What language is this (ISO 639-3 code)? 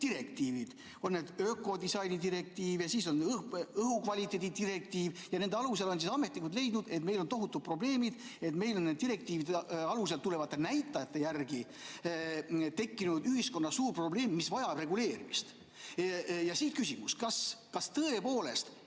est